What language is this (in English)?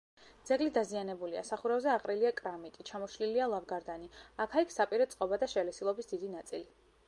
Georgian